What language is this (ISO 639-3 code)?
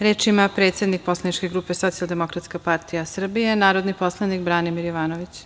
srp